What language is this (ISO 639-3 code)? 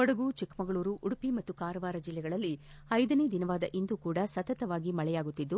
kan